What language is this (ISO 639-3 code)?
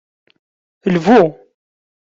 kab